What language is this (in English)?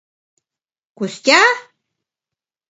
Mari